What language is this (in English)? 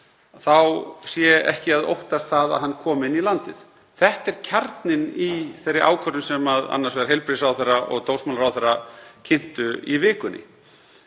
Icelandic